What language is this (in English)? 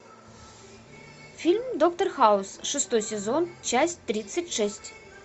Russian